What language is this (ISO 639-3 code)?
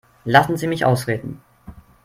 deu